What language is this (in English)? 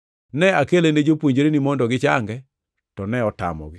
Luo (Kenya and Tanzania)